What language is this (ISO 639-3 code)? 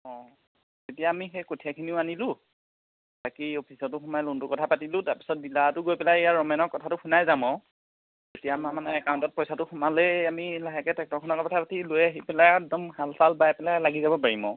asm